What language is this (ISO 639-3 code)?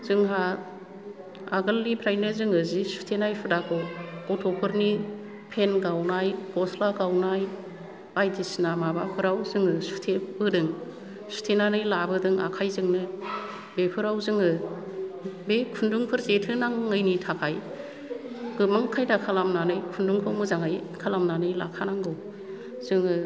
brx